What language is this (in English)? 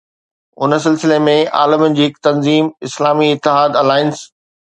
Sindhi